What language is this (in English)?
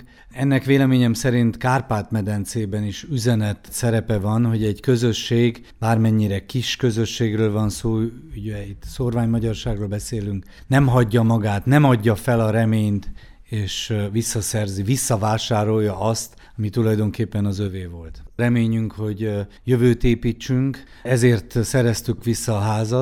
Hungarian